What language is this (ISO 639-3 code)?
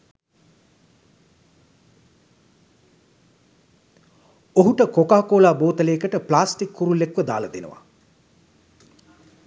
sin